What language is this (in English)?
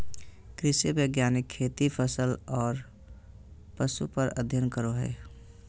Magahi